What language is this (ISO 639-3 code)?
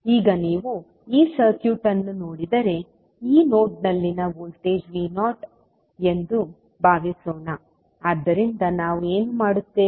kan